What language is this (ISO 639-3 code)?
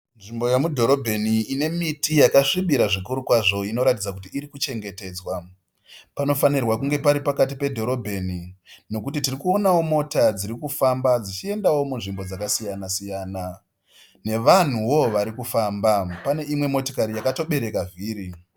sna